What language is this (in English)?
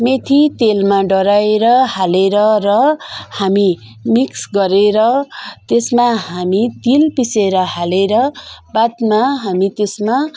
Nepali